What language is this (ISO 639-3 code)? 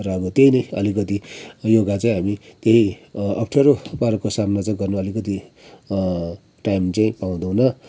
nep